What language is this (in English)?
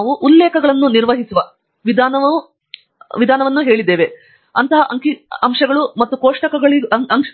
Kannada